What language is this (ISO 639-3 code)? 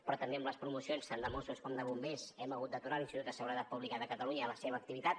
cat